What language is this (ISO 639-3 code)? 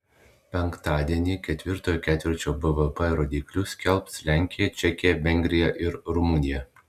lit